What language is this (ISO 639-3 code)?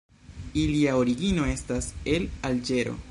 epo